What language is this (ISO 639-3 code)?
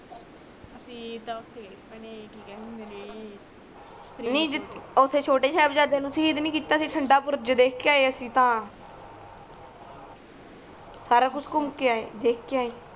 pan